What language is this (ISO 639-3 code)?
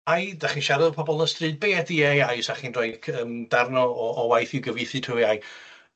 cym